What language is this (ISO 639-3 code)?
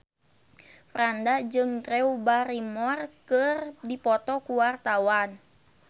sun